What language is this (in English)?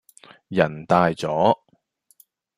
Cantonese